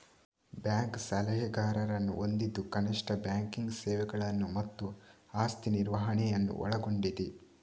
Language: Kannada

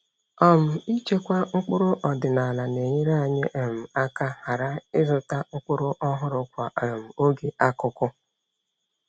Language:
Igbo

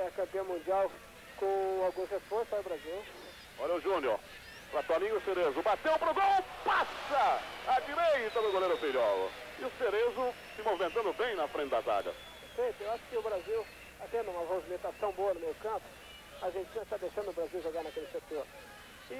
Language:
Portuguese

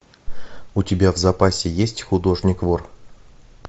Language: Russian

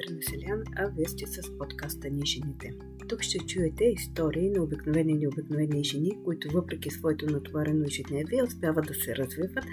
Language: Bulgarian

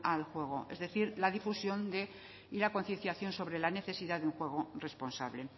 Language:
Spanish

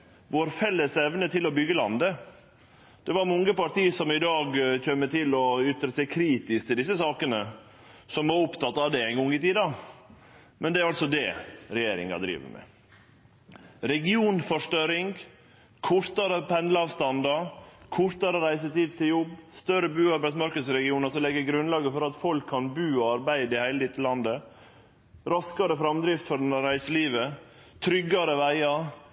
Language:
Norwegian Nynorsk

